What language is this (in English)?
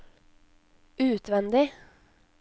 Norwegian